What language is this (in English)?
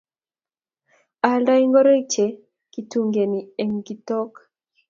Kalenjin